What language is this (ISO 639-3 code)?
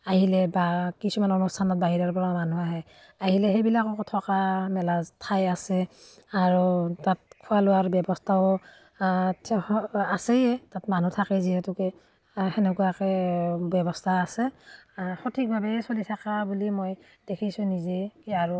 asm